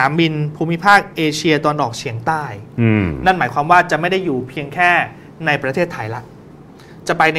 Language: Thai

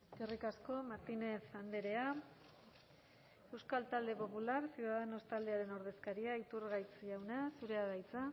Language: Basque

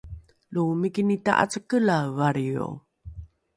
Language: Rukai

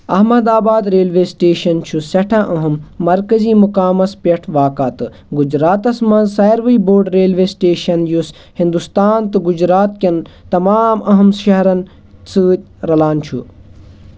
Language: Kashmiri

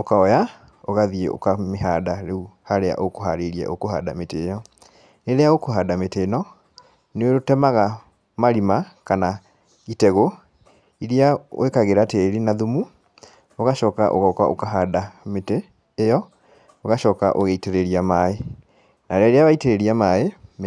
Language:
Kikuyu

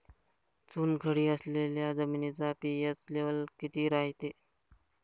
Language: Marathi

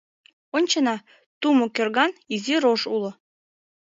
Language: Mari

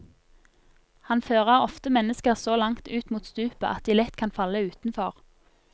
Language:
Norwegian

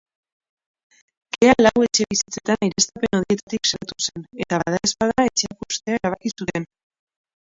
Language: Basque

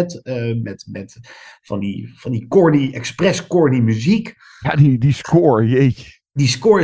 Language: Dutch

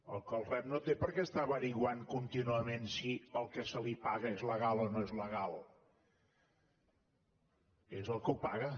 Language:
Catalan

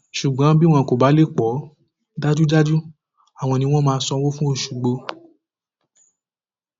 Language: Yoruba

